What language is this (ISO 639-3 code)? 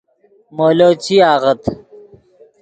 ydg